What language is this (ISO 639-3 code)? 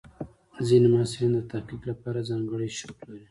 pus